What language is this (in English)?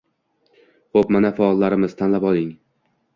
Uzbek